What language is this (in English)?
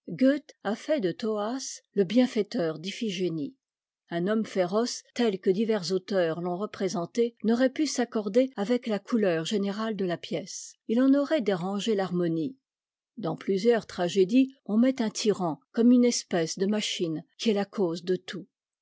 French